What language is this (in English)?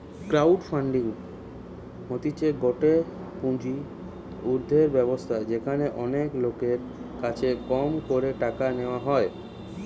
Bangla